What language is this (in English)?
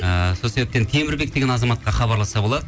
Kazakh